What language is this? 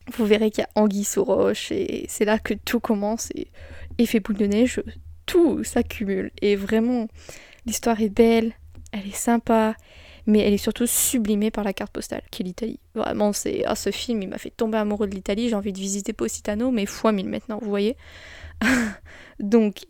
French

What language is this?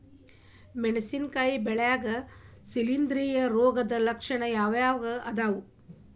Kannada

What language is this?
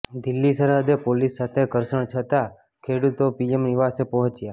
Gujarati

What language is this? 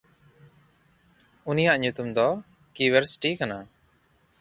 Santali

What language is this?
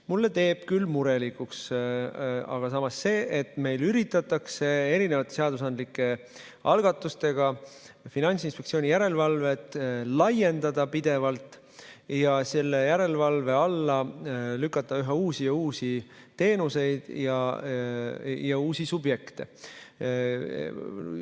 Estonian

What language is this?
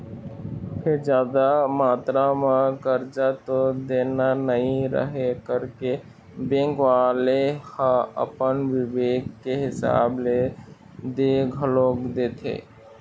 Chhattisgarhi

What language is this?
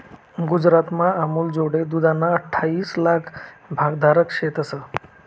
Marathi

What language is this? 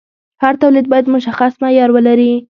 Pashto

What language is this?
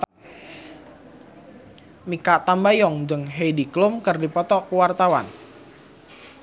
Sundanese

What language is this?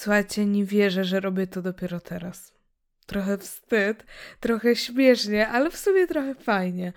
Polish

